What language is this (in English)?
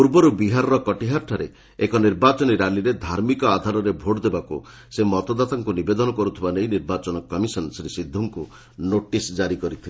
Odia